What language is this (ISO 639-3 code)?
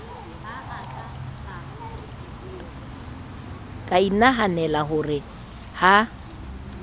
sot